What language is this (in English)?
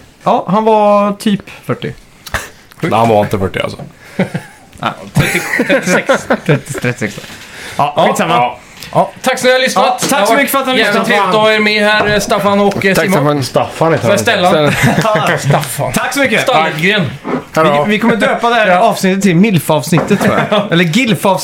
Swedish